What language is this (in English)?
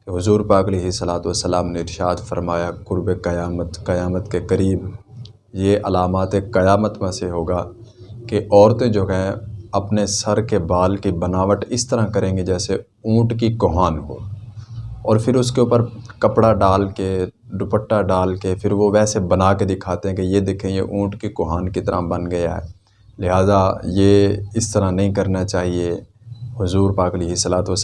Urdu